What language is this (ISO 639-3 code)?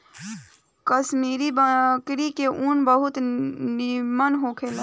bho